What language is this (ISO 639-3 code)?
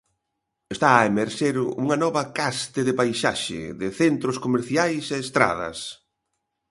glg